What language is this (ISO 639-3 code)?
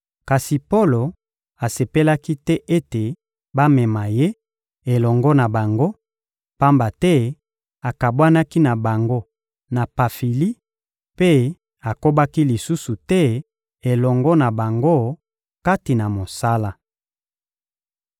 lin